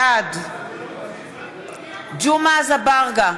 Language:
Hebrew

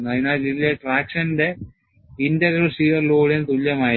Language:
Malayalam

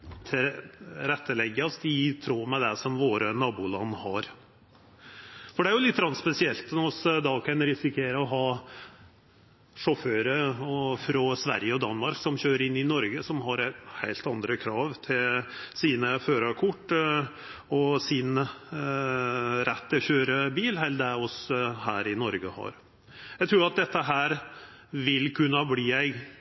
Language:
Norwegian Nynorsk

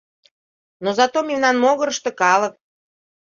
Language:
Mari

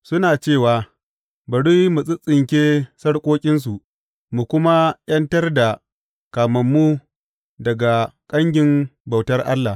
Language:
Hausa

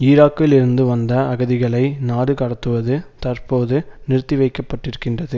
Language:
Tamil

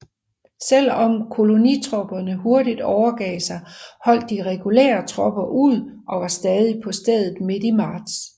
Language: Danish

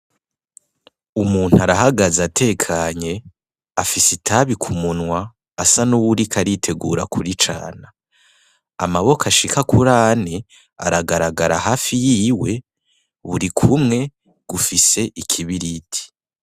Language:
Rundi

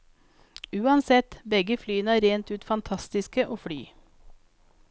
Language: Norwegian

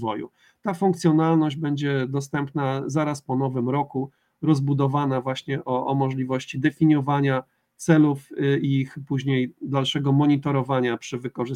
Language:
Polish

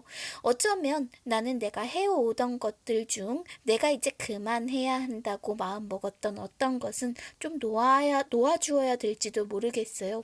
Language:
Korean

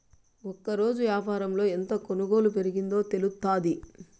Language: Telugu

